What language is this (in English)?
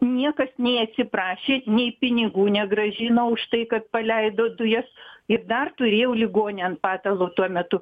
Lithuanian